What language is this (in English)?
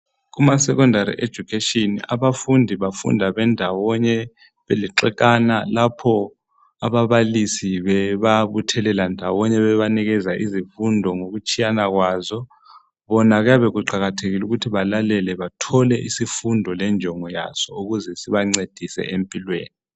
North Ndebele